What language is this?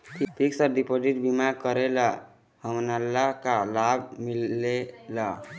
Chhattisgarhi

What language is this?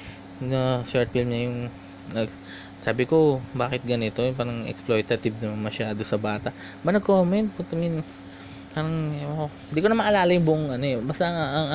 Filipino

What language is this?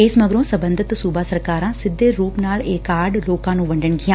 Punjabi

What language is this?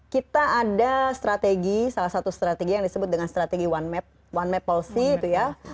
Indonesian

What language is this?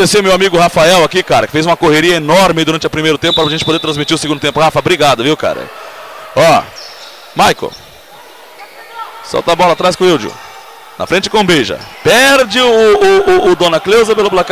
Portuguese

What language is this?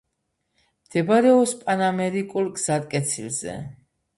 Georgian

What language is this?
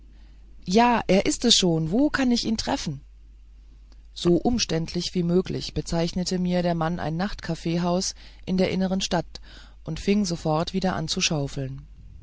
German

